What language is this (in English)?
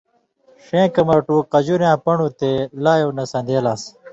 Indus Kohistani